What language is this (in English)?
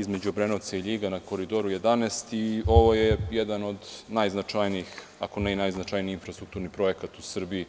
Serbian